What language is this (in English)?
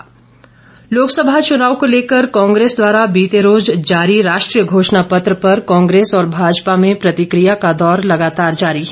Hindi